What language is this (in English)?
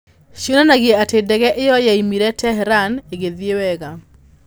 Kikuyu